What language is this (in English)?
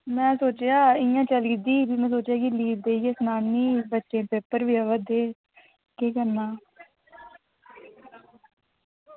Dogri